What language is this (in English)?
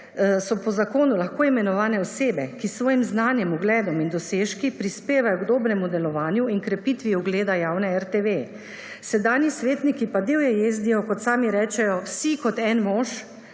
Slovenian